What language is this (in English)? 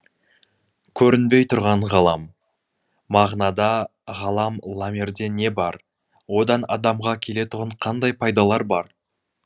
Kazakh